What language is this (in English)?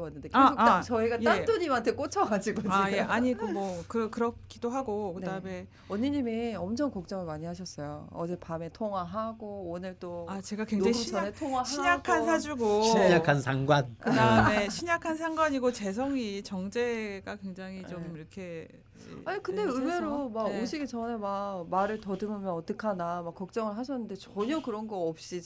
Korean